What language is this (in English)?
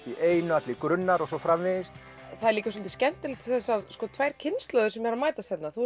Icelandic